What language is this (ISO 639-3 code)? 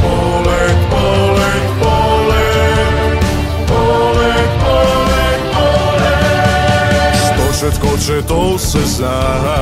ron